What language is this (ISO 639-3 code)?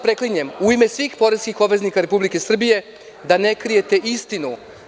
srp